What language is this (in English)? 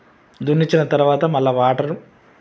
Telugu